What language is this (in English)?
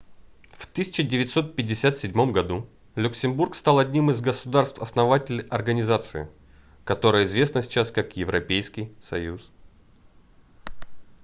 Russian